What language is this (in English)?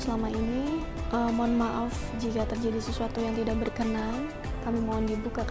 Indonesian